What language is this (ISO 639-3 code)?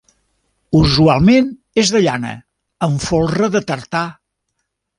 cat